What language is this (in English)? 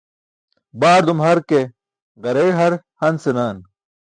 Burushaski